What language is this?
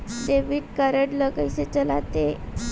Chhattisgarhi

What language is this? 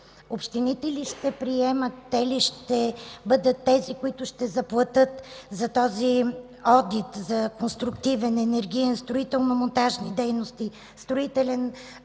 Bulgarian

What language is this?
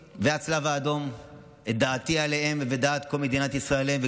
Hebrew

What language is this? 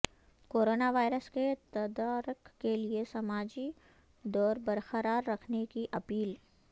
Urdu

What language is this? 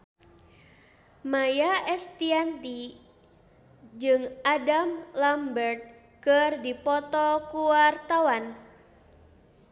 Sundanese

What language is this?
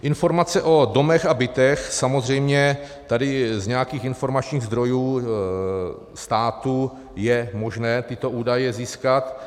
Czech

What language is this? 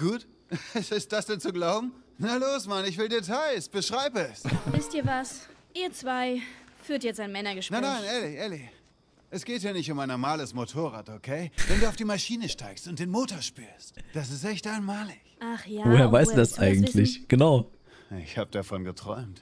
German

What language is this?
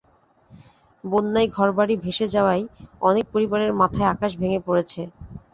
Bangla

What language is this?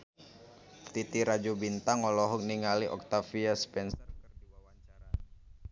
Sundanese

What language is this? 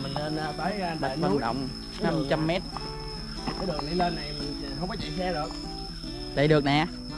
Vietnamese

